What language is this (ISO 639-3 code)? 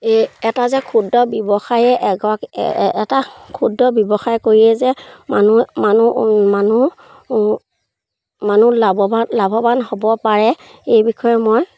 asm